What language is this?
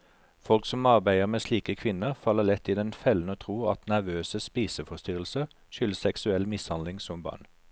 Norwegian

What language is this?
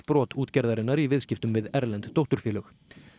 Icelandic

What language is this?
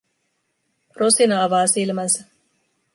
Finnish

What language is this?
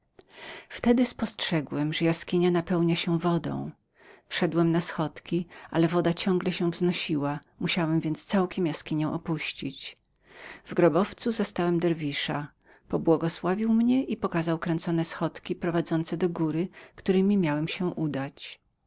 Polish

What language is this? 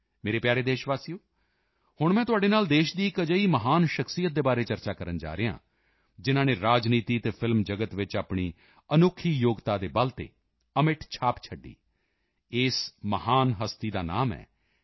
Punjabi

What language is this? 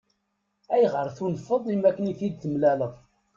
Kabyle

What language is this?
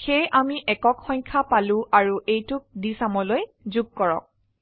Assamese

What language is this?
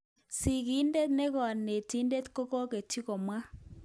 Kalenjin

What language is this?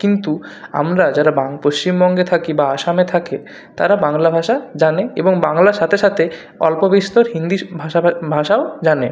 Bangla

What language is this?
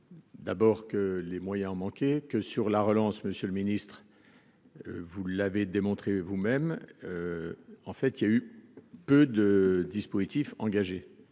French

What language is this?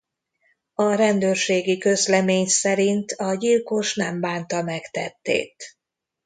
Hungarian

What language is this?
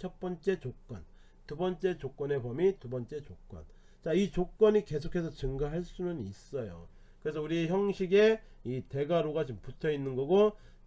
Korean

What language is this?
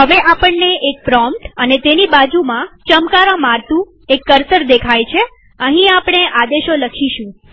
Gujarati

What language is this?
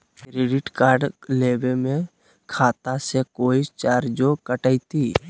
Magahi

